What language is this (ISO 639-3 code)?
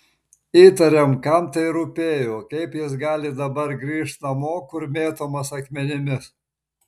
lit